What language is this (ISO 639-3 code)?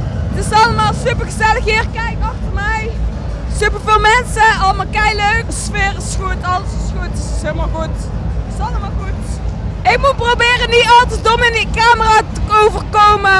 nld